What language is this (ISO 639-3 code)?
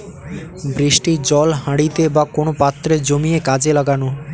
ben